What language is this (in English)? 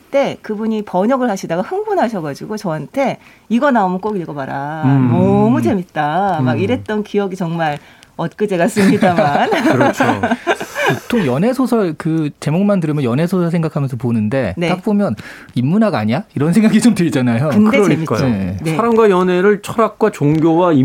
Korean